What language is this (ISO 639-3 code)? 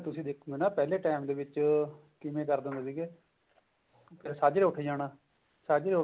pan